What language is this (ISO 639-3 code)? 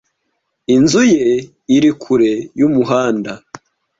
kin